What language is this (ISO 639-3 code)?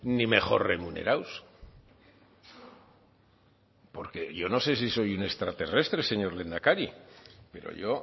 spa